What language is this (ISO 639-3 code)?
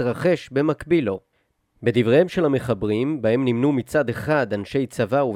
heb